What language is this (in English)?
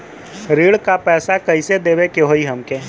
Bhojpuri